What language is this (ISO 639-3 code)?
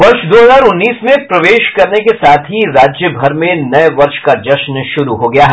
hin